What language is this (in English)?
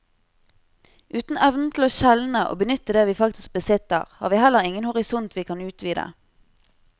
Norwegian